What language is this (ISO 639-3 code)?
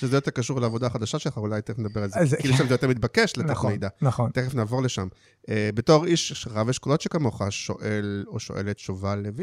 heb